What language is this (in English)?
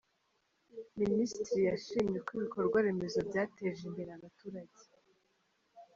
Kinyarwanda